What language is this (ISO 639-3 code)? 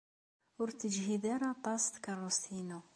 kab